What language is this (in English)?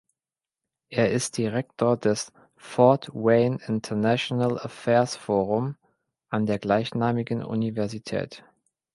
German